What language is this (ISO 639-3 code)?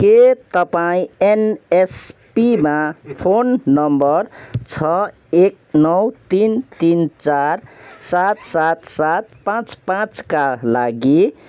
nep